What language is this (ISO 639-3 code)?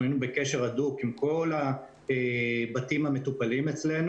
heb